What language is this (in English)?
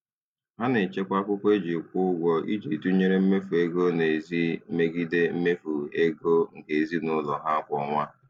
Igbo